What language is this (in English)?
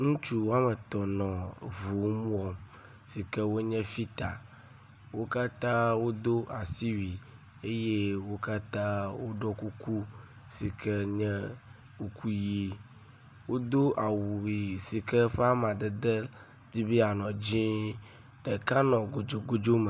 Ewe